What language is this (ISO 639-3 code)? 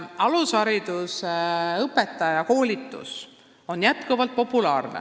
est